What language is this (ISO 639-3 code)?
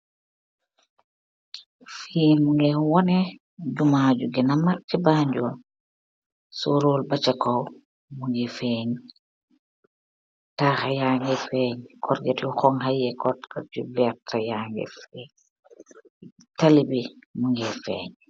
wol